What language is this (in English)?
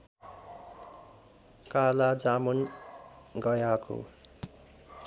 Nepali